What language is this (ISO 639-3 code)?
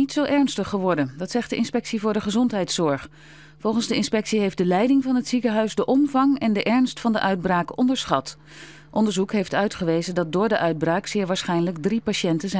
nld